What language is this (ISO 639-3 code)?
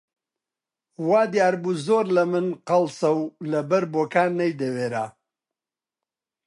ckb